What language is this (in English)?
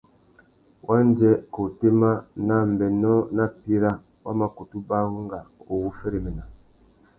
Tuki